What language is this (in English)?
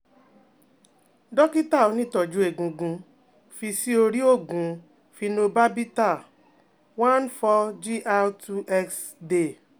Yoruba